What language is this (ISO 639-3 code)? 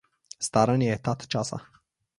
slv